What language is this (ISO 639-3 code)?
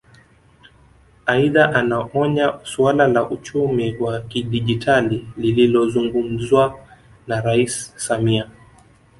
swa